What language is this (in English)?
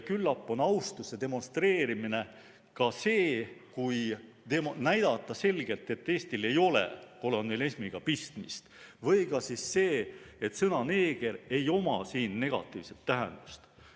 Estonian